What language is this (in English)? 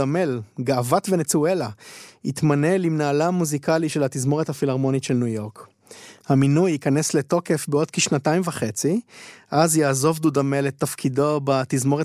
Hebrew